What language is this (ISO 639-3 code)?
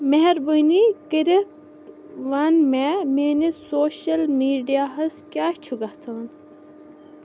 kas